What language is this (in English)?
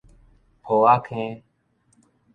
Min Nan Chinese